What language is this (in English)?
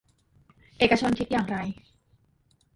Thai